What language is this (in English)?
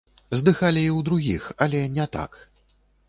Belarusian